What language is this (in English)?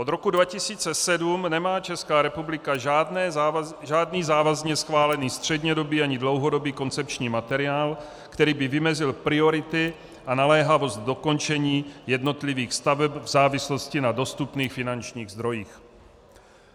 Czech